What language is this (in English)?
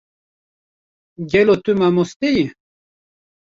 Kurdish